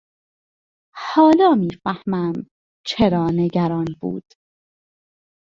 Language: Persian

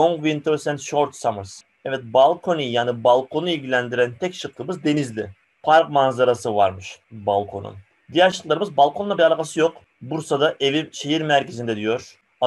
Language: Turkish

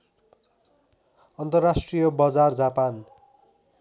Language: Nepali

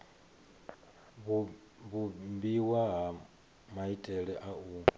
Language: Venda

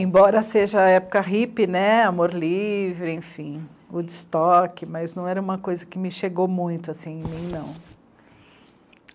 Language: Portuguese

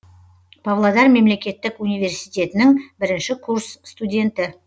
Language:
Kazakh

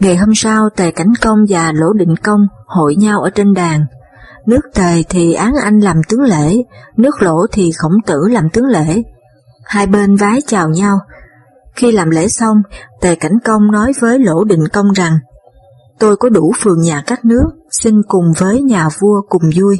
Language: Vietnamese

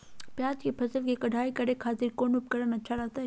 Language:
Magahi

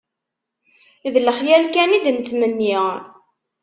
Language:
Kabyle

